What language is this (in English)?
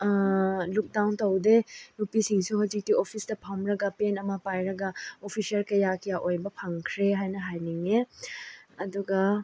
Manipuri